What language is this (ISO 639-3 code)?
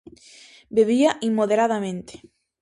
glg